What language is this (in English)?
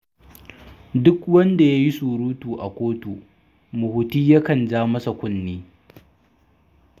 Hausa